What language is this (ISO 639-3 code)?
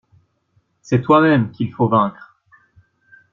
fra